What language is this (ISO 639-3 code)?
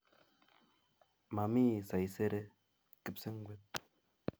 kln